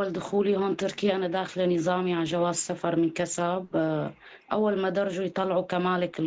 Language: Arabic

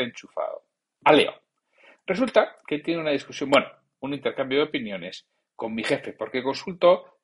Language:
Spanish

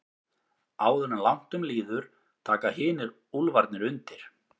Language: Icelandic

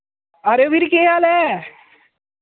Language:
Dogri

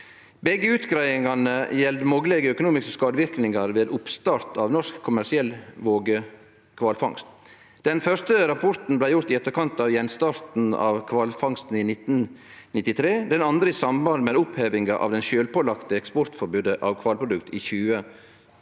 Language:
Norwegian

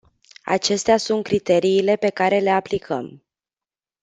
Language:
Romanian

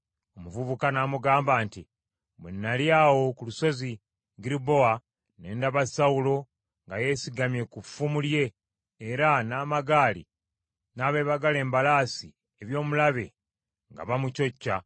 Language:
Ganda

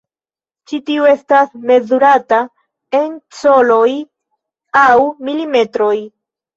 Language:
Esperanto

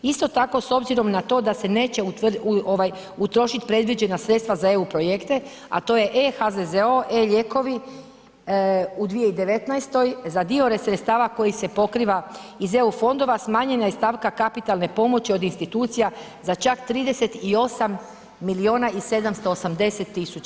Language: Croatian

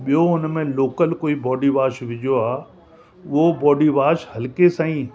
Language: Sindhi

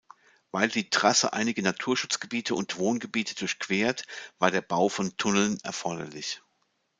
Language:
German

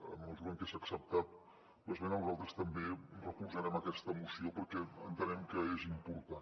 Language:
Catalan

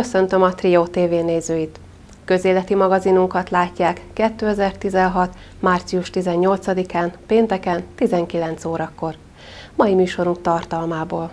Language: Hungarian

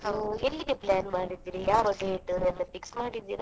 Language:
Kannada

